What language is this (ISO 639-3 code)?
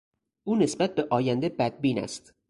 fas